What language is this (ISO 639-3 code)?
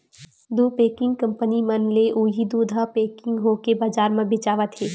hne